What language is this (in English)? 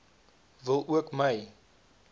Afrikaans